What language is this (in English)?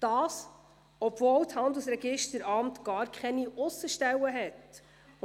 Swiss German